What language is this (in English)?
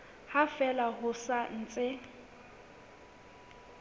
Southern Sotho